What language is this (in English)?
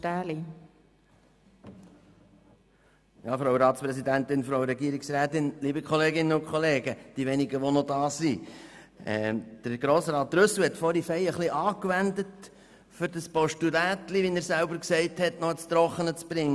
Swiss German